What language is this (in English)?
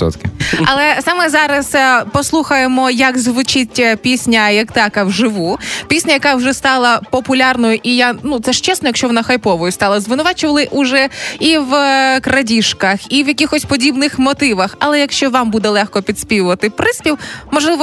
Ukrainian